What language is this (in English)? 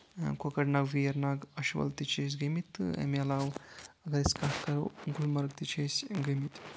Kashmiri